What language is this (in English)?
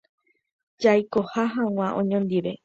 Guarani